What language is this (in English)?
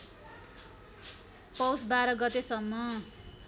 Nepali